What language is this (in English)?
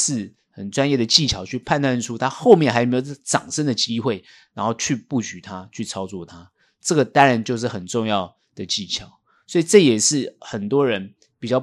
Chinese